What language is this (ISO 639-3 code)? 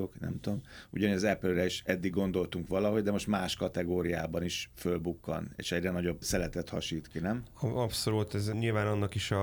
hun